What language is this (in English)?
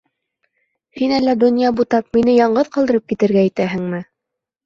Bashkir